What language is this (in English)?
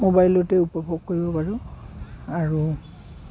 Assamese